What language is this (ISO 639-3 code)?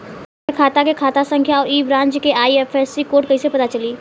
bho